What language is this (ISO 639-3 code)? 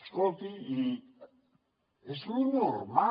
cat